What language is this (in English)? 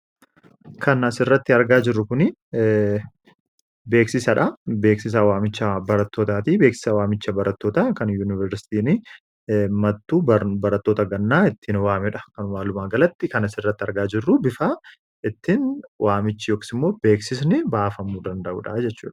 Oromo